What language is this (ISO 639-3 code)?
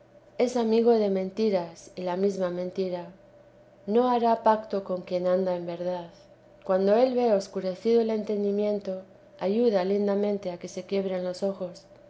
spa